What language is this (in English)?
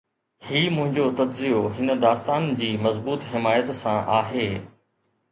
Sindhi